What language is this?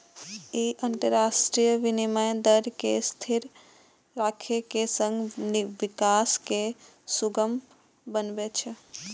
Maithili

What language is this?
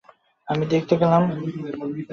Bangla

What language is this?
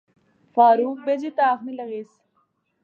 Pahari-Potwari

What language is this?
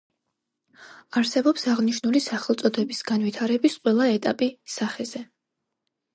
Georgian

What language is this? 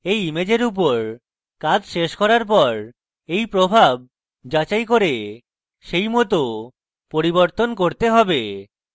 Bangla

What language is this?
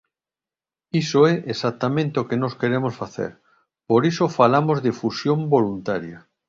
Galician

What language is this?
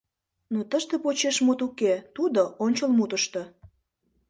Mari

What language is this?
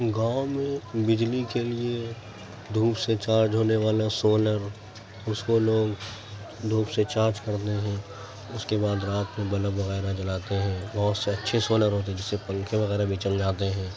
Urdu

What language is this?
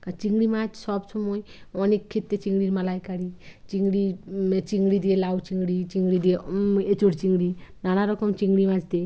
Bangla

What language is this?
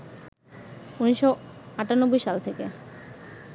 Bangla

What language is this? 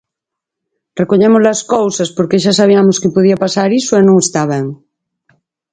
Galician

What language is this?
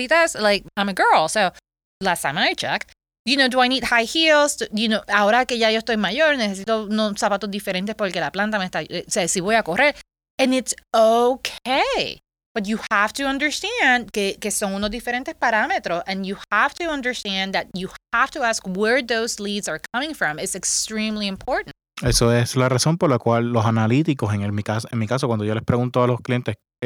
Spanish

